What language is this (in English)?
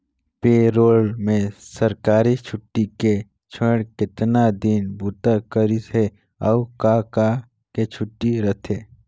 Chhattisgarhi